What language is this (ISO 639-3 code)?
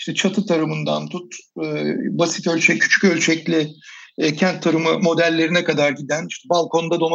tur